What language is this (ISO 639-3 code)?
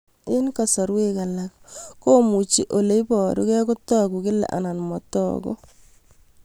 kln